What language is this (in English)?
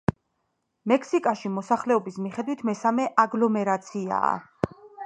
Georgian